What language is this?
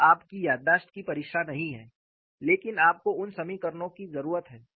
Hindi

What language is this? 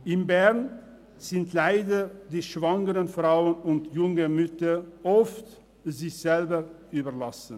Swiss German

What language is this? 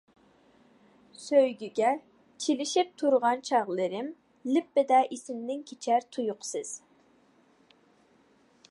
Uyghur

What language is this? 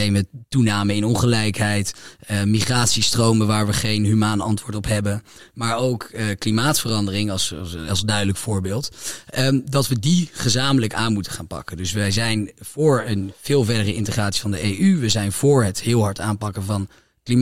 Dutch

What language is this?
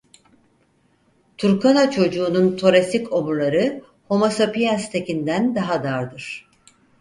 Turkish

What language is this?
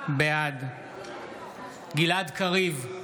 Hebrew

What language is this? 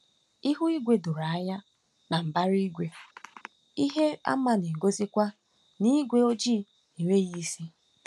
Igbo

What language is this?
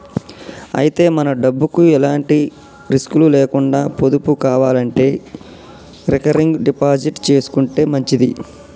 Telugu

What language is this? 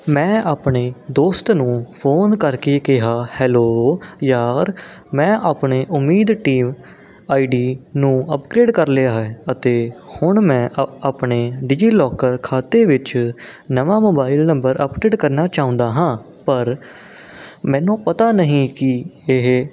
Punjabi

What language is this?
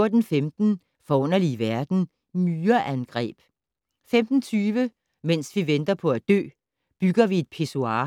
Danish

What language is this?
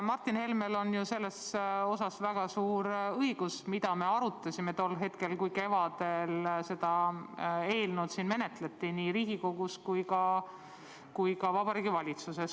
Estonian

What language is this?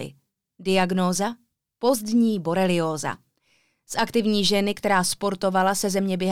Czech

